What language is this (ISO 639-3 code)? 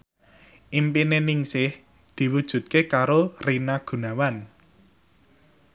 jav